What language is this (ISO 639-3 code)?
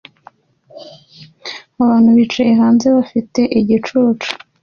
kin